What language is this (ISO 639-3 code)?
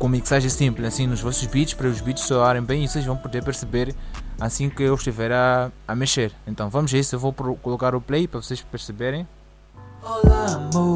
por